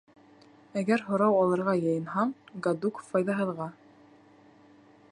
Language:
Bashkir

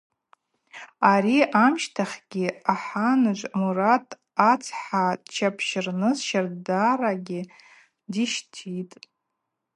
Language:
Abaza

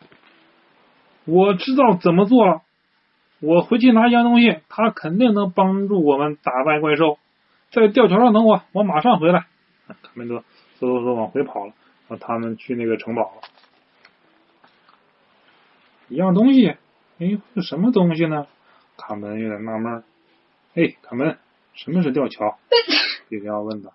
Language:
Chinese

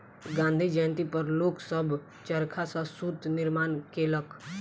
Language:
Maithili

